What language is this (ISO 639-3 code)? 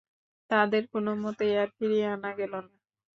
ben